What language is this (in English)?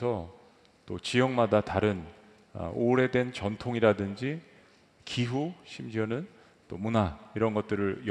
Korean